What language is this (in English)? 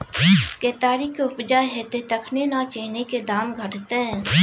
Maithili